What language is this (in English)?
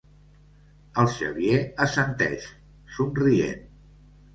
Catalan